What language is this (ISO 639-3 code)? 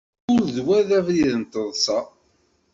kab